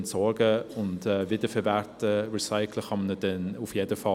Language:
Swiss German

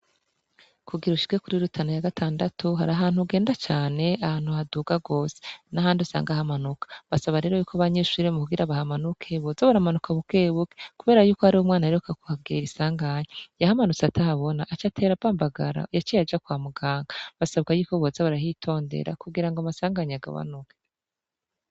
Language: Rundi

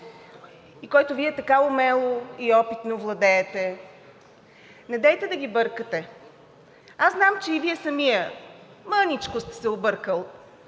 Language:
Bulgarian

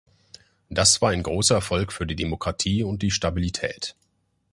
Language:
German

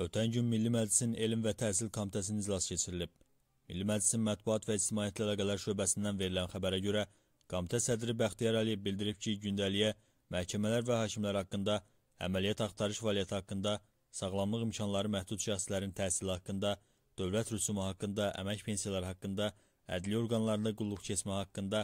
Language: Turkish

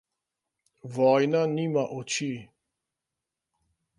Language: Slovenian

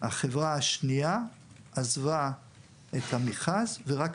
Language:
Hebrew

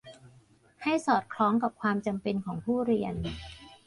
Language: Thai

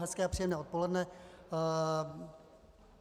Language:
Czech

